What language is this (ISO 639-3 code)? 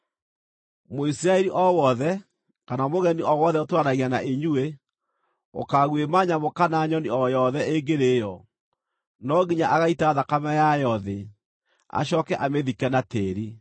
kik